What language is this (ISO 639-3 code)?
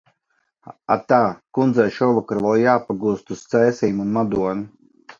lav